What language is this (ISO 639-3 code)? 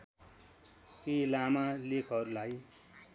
nep